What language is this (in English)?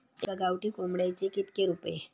Marathi